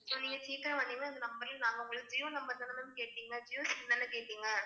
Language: Tamil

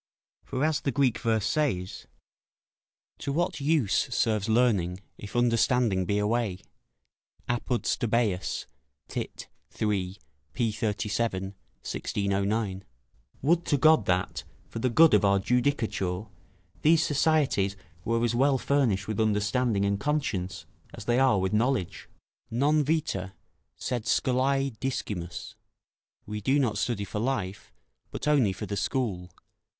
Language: English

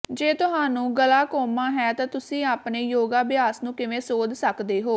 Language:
Punjabi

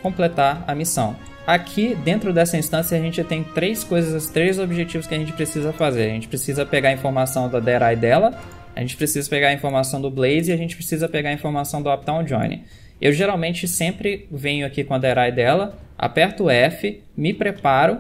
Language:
Portuguese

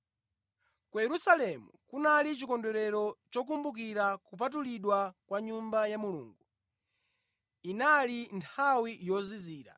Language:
Nyanja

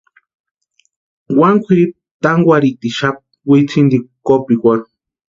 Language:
Western Highland Purepecha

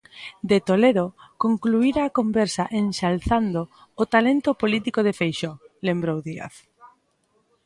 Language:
Galician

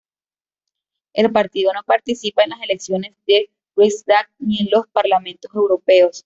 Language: Spanish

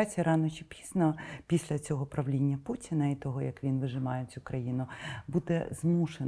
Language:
Ukrainian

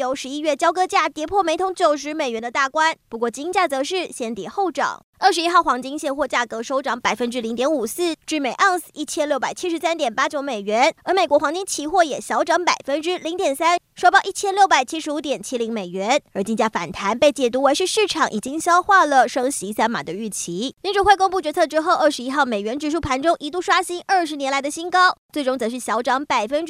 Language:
Chinese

